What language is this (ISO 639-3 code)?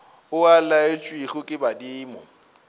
nso